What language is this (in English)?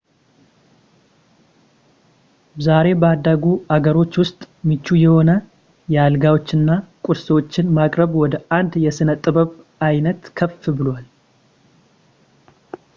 Amharic